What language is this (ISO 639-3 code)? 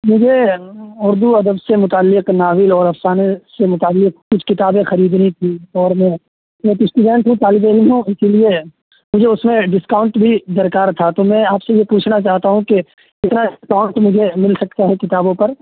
urd